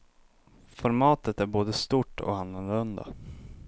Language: Swedish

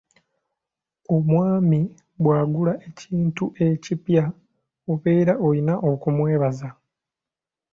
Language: Ganda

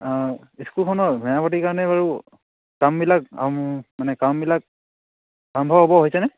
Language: Assamese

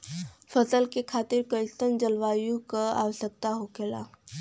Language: Bhojpuri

